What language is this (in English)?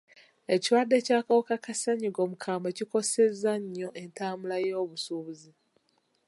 Ganda